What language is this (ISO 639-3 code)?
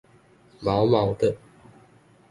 zho